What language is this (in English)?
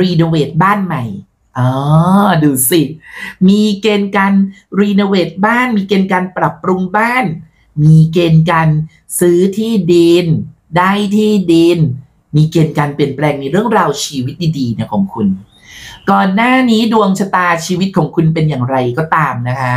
Thai